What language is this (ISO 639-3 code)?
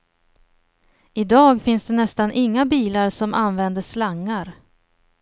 swe